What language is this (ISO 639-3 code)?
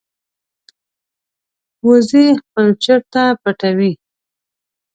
pus